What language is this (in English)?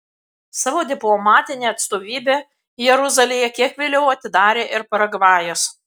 Lithuanian